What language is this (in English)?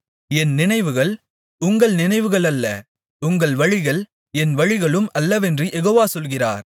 Tamil